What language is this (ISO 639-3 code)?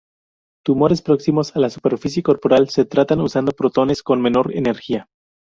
spa